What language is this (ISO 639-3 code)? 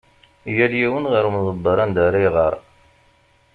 kab